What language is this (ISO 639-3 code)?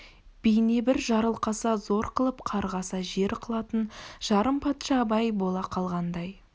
kaz